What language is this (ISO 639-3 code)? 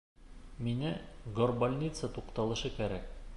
bak